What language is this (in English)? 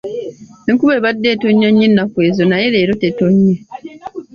Ganda